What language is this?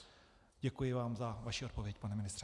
Czech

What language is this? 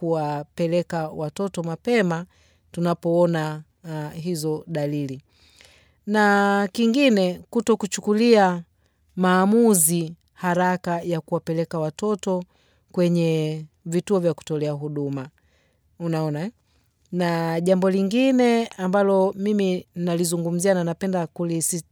Swahili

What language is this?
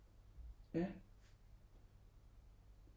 Danish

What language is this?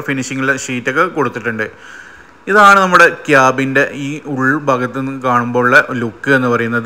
Malayalam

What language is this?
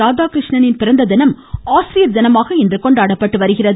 Tamil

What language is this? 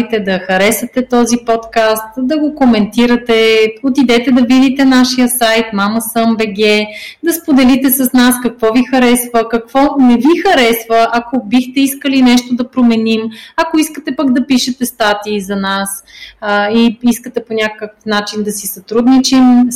Bulgarian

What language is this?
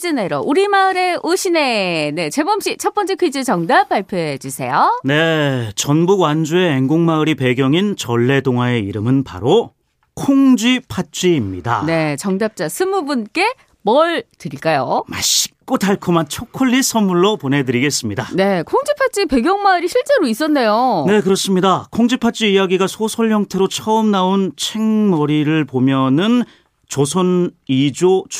Korean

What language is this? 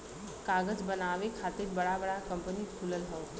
Bhojpuri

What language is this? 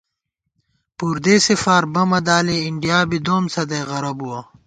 Gawar-Bati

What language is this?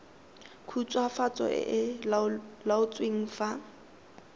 Tswana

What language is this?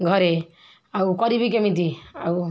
Odia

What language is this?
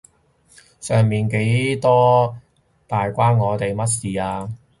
Cantonese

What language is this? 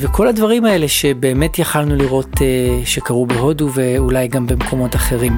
Hebrew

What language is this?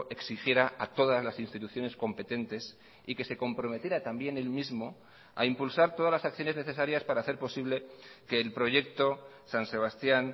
Spanish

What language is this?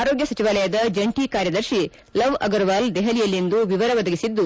Kannada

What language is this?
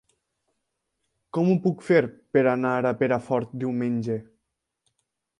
Catalan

